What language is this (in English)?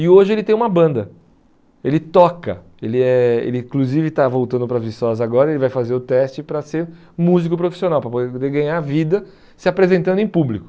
Portuguese